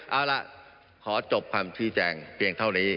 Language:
Thai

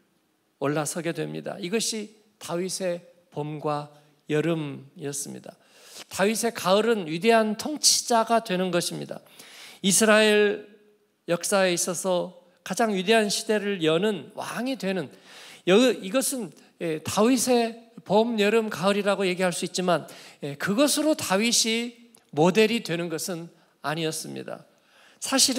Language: Korean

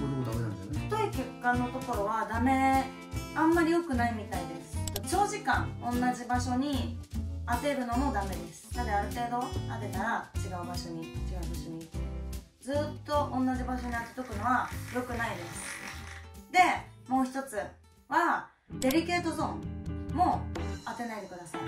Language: Japanese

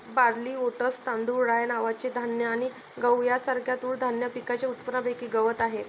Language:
Marathi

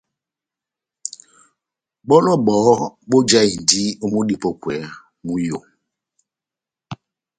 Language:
Batanga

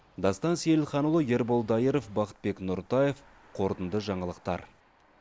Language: Kazakh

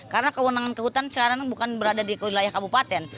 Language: Indonesian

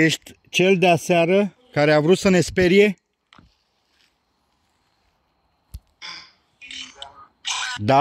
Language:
Romanian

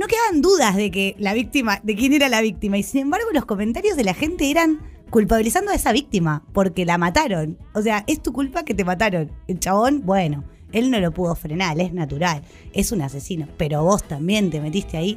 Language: Spanish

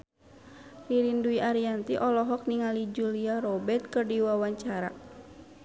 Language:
Sundanese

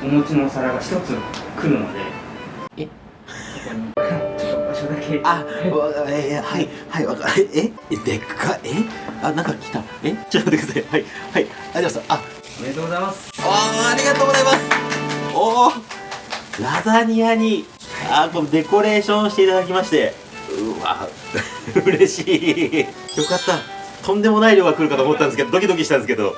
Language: Japanese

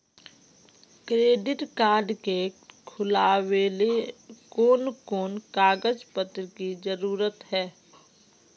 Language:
Magahi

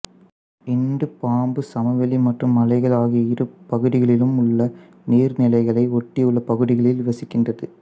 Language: Tamil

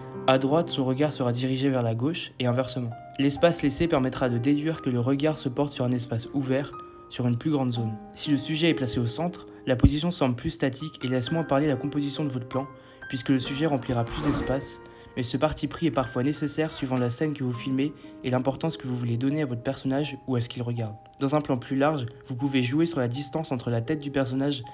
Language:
French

